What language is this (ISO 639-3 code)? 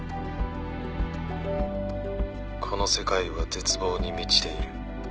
jpn